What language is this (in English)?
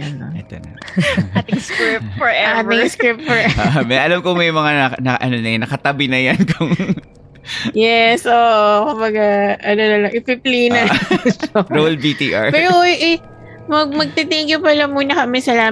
Filipino